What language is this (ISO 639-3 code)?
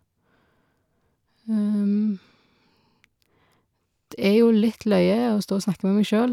nor